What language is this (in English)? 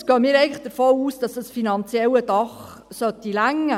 Swiss German